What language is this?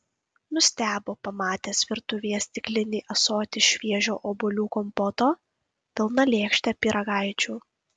Lithuanian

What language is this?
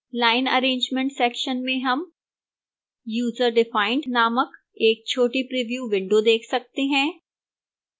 Hindi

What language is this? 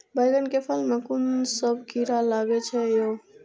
Maithili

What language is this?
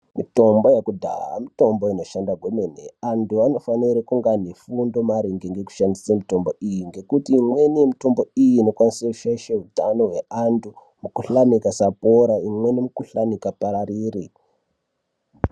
Ndau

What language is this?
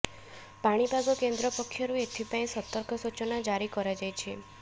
Odia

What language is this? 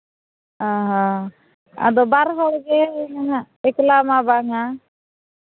Santali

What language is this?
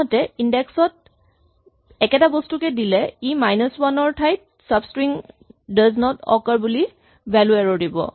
Assamese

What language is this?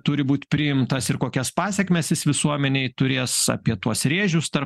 Lithuanian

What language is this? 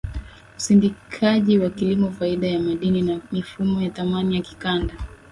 Swahili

